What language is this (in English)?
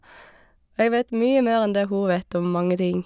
Norwegian